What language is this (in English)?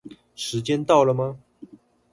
Chinese